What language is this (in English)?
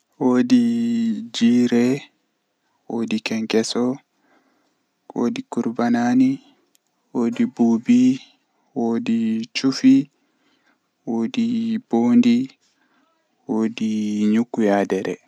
Western Niger Fulfulde